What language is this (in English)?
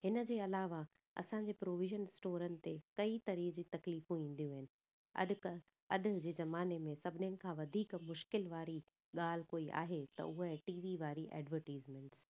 Sindhi